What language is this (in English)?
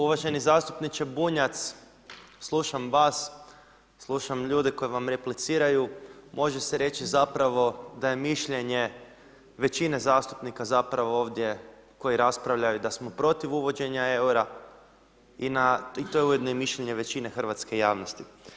Croatian